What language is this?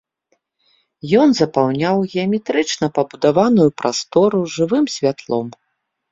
Belarusian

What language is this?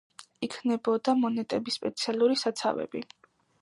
Georgian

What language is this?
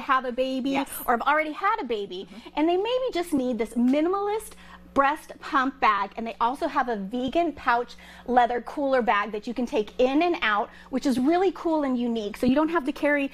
English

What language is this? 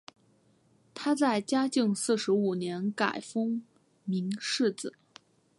Chinese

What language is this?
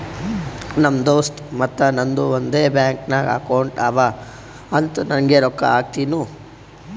Kannada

